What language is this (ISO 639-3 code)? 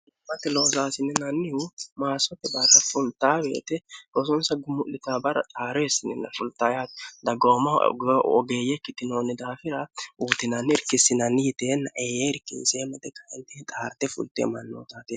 sid